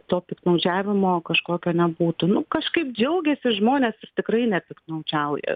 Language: Lithuanian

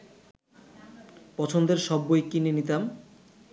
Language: Bangla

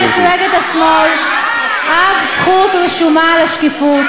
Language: Hebrew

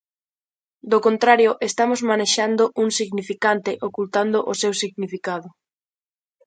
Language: Galician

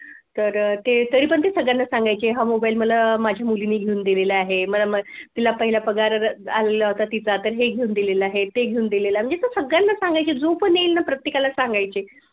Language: Marathi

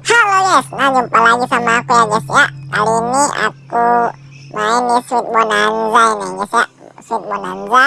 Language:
Indonesian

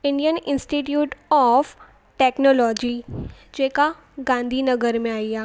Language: Sindhi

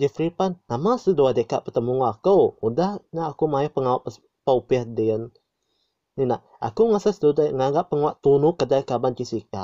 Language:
Malay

